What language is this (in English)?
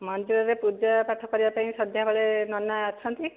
Odia